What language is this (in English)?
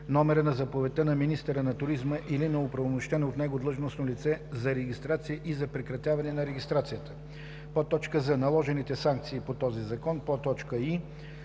Bulgarian